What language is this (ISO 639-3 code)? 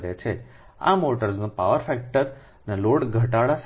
guj